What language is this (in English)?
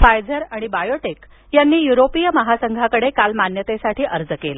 Marathi